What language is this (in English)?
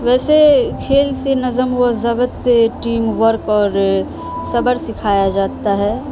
Urdu